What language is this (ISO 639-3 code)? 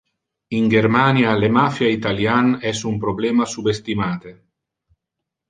ina